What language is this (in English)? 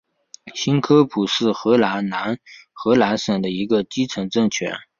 Chinese